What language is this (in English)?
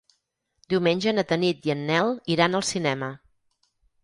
Catalan